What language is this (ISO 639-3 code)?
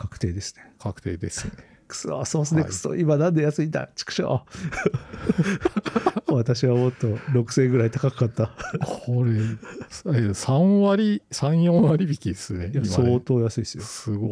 jpn